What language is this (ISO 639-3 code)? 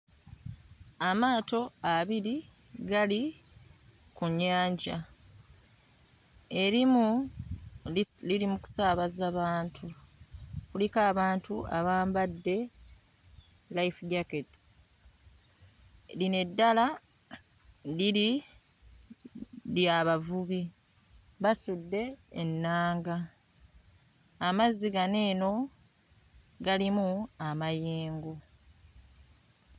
lug